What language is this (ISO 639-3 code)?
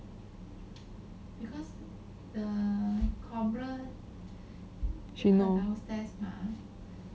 eng